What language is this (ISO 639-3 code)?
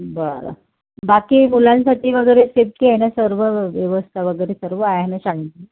mar